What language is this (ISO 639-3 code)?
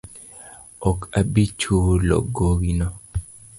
luo